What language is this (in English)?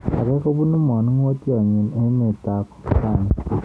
Kalenjin